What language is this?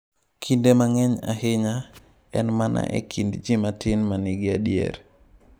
Luo (Kenya and Tanzania)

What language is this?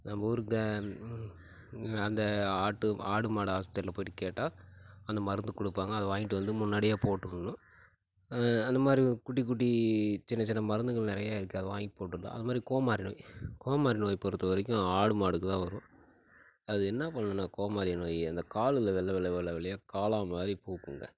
Tamil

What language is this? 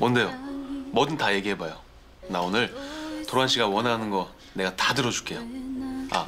Korean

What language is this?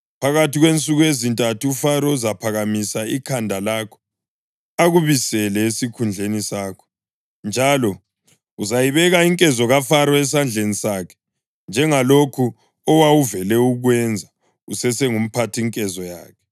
North Ndebele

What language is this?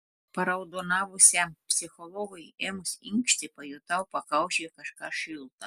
Lithuanian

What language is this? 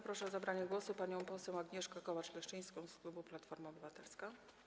Polish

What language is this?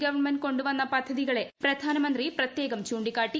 Malayalam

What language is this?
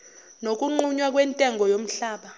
Zulu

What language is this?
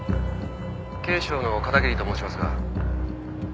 Japanese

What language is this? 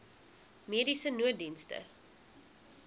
Afrikaans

